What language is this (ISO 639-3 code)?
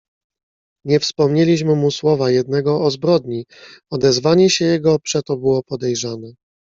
pol